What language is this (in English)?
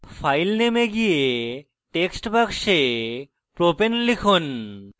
Bangla